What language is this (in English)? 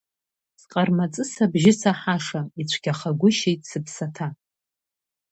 Abkhazian